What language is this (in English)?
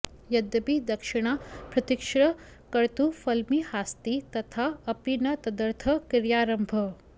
Sanskrit